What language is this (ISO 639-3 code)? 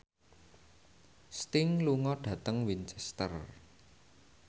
jav